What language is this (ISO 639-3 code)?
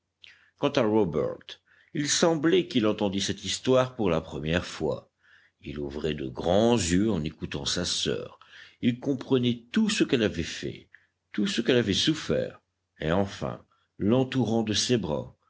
fra